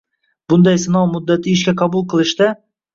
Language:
Uzbek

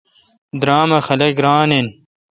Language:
Kalkoti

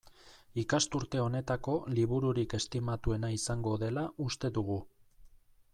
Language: Basque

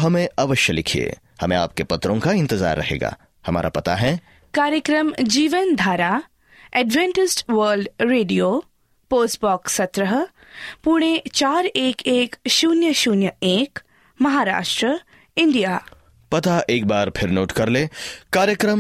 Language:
Hindi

